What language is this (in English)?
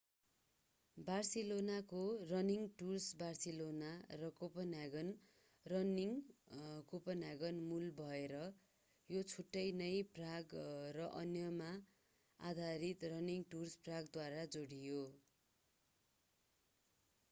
Nepali